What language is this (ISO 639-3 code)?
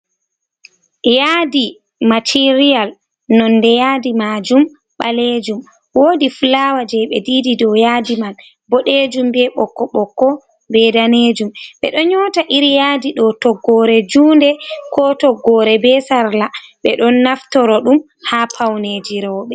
ful